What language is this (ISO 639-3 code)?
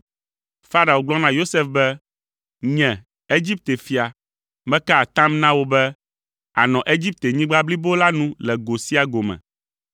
ewe